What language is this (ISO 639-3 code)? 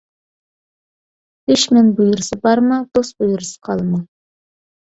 uig